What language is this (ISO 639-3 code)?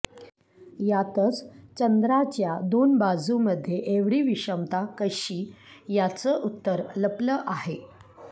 mar